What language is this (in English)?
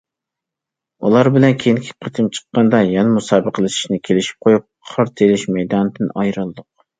Uyghur